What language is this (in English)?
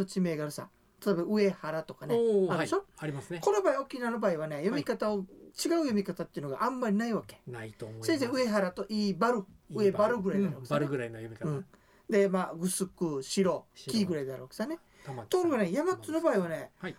Japanese